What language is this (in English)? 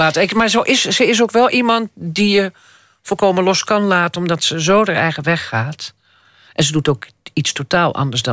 Dutch